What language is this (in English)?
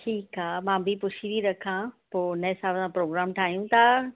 Sindhi